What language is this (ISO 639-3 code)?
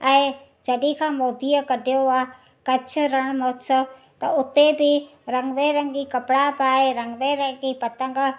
snd